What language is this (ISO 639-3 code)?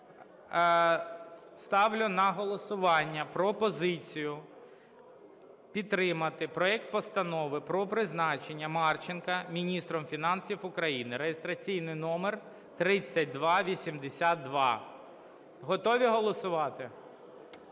ukr